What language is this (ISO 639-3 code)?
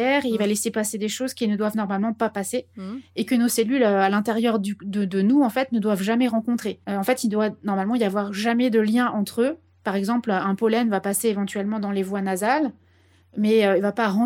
fra